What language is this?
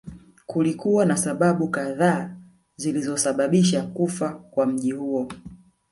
Swahili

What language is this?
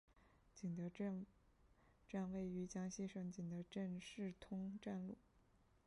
Chinese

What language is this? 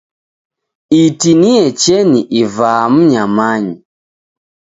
Taita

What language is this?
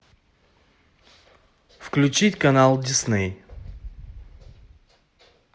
Russian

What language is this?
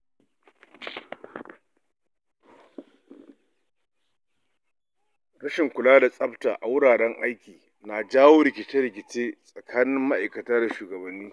Hausa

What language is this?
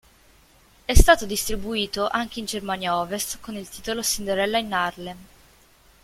Italian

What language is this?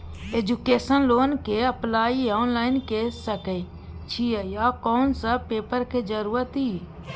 Maithili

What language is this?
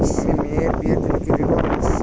Bangla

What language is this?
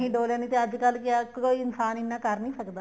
Punjabi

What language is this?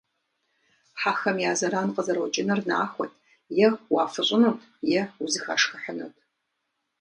Kabardian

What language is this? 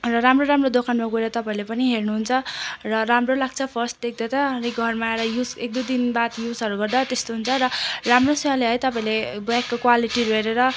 Nepali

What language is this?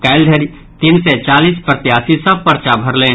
Maithili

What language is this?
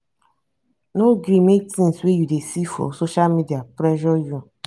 Nigerian Pidgin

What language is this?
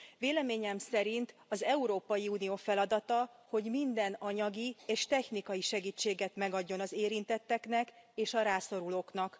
Hungarian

